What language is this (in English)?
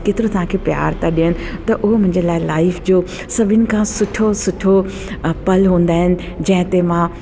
Sindhi